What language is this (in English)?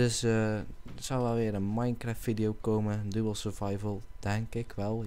Dutch